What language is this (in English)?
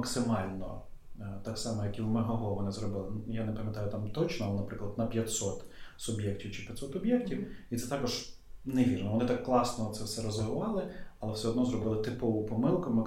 Ukrainian